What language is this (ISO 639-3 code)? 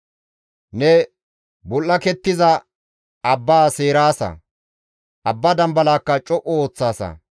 gmv